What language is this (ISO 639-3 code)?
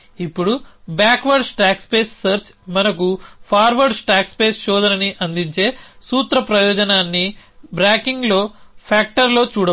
tel